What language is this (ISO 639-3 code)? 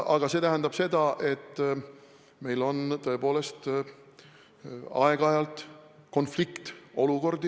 est